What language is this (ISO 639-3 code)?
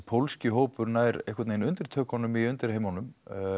isl